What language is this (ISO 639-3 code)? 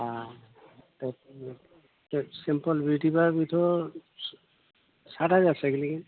brx